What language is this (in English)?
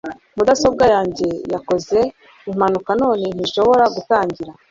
Kinyarwanda